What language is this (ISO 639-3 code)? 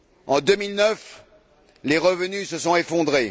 fra